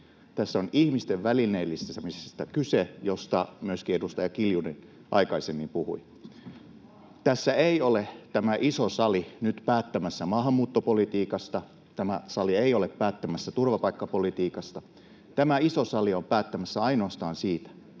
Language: Finnish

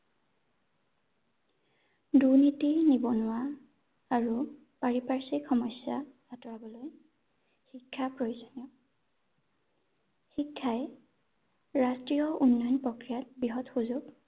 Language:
Assamese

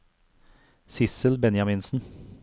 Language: Norwegian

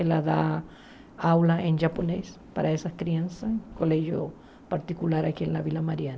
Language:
Portuguese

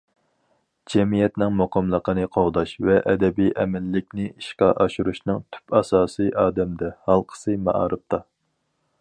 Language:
Uyghur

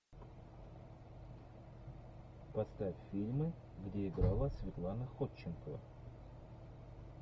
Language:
Russian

